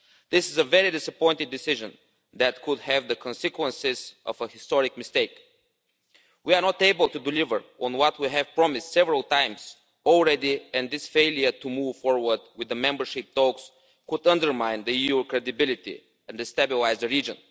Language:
English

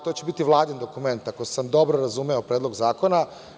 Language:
Serbian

